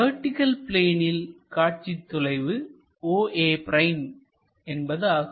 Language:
Tamil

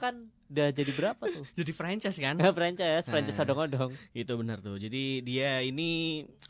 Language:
Indonesian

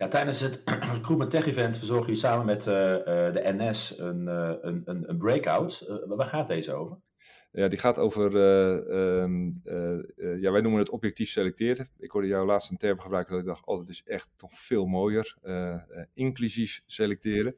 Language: Dutch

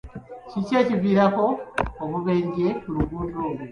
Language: Ganda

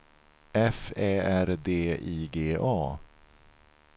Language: Swedish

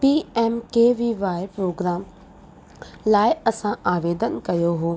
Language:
Sindhi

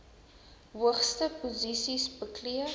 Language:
Afrikaans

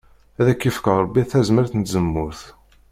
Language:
Kabyle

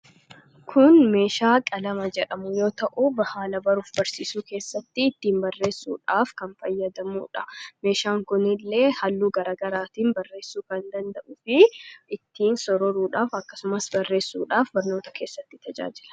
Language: Oromo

